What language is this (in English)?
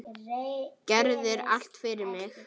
Icelandic